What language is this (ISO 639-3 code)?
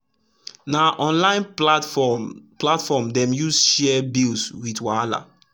pcm